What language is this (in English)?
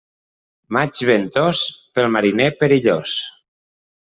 Catalan